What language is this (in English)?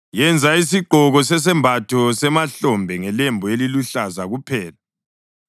North Ndebele